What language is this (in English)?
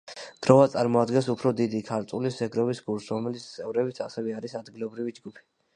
Georgian